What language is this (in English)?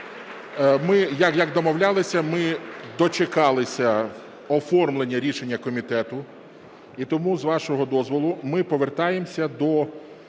Ukrainian